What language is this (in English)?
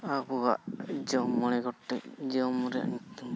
Santali